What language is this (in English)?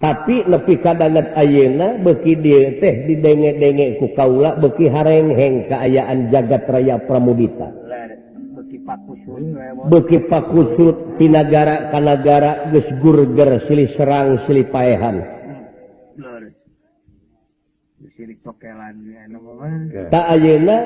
Indonesian